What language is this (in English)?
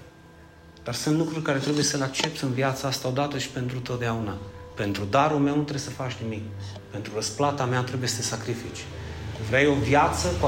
Romanian